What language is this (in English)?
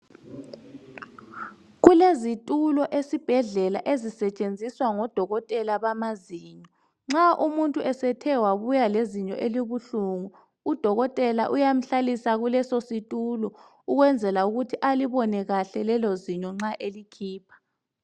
North Ndebele